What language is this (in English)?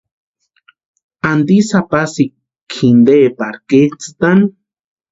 Western Highland Purepecha